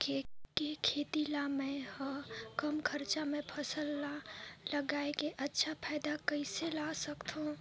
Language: Chhattisgarhi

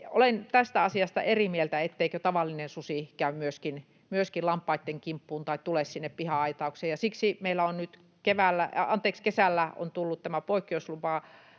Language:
Finnish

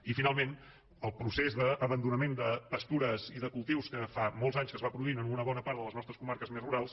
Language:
Catalan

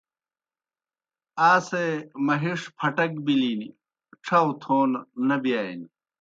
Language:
Kohistani Shina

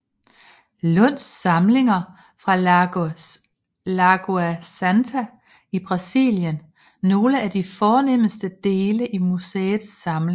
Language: Danish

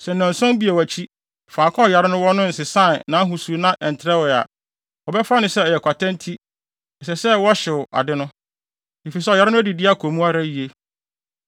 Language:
Akan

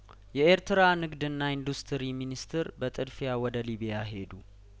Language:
Amharic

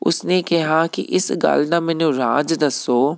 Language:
Punjabi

